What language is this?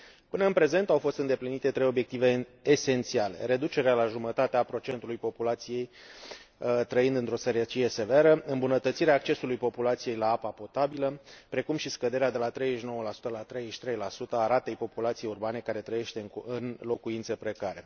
Romanian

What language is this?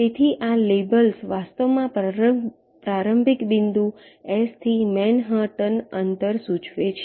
Gujarati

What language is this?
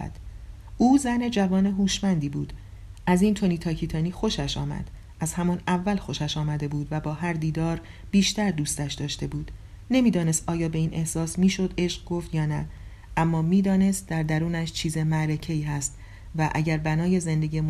Persian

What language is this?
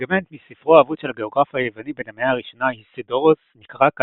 Hebrew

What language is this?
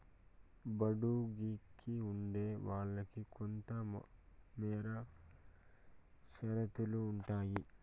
Telugu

